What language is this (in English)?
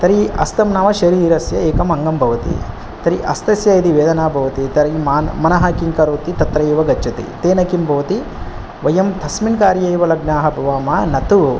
Sanskrit